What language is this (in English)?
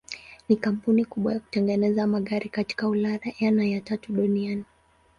Swahili